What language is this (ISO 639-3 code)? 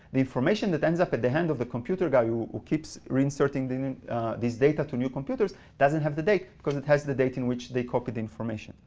eng